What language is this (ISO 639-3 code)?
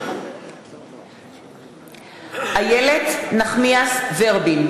heb